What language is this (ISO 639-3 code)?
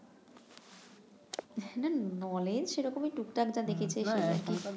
ben